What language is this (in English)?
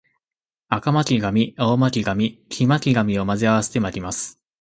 Japanese